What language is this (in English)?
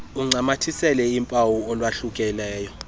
Xhosa